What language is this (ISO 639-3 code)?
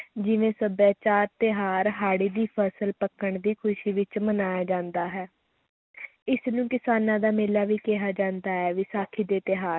pan